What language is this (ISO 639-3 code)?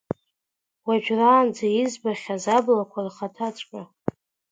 abk